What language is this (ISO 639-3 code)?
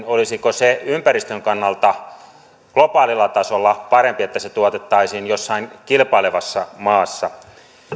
fin